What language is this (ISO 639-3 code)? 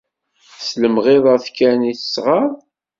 kab